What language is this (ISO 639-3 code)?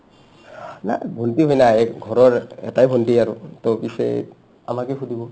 asm